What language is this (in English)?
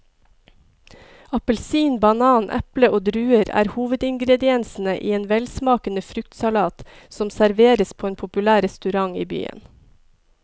Norwegian